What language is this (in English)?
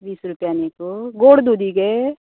Konkani